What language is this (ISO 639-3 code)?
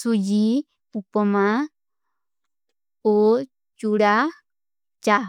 uki